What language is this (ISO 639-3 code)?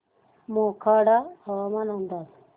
mar